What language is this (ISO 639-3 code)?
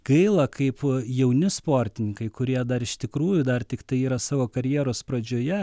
lit